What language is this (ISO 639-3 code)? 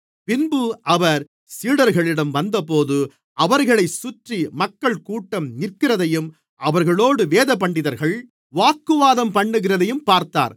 tam